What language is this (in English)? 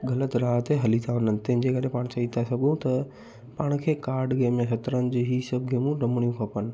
Sindhi